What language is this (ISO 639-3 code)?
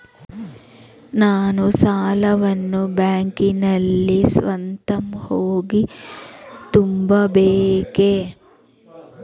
kan